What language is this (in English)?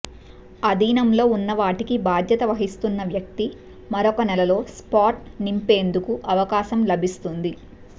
Telugu